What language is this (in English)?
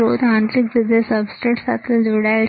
Gujarati